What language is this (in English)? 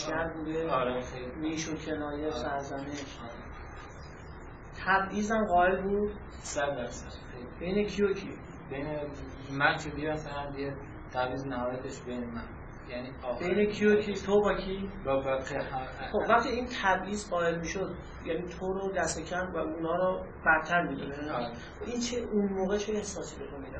Persian